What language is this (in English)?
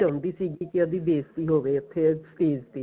Punjabi